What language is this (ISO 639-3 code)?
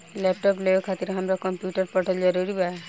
bho